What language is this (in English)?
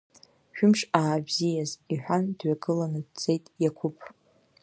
Abkhazian